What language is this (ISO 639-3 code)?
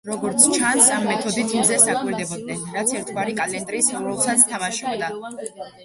kat